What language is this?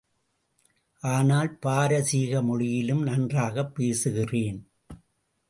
Tamil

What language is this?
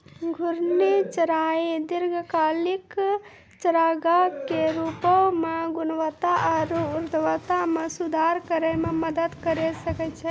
Maithili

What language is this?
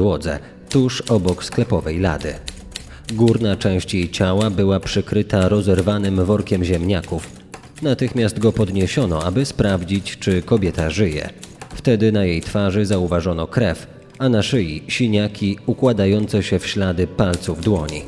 Polish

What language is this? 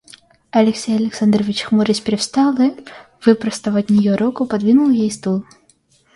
Russian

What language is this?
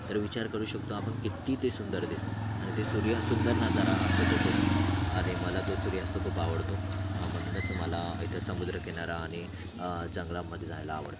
Marathi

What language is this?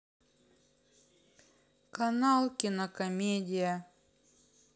Russian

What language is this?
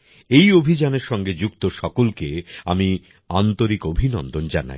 Bangla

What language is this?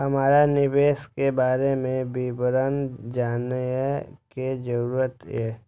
Maithili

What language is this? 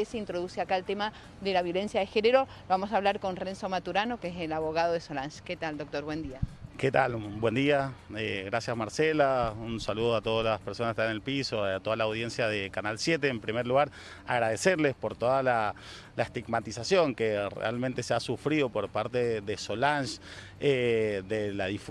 Spanish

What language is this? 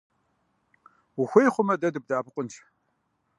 Kabardian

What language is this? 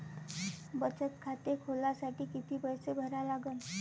Marathi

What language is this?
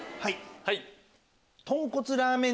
Japanese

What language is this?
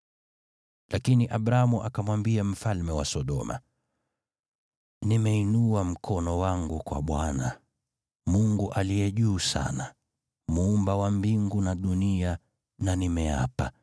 Swahili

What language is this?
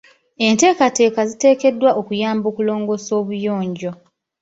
Ganda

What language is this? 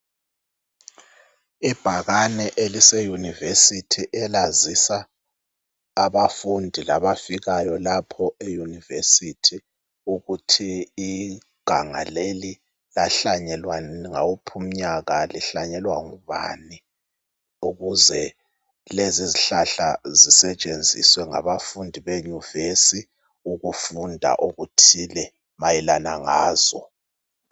North Ndebele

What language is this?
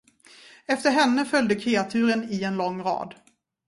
Swedish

